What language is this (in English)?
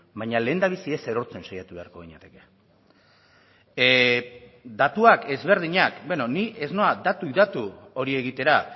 Basque